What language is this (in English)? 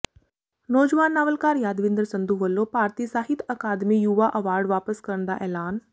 Punjabi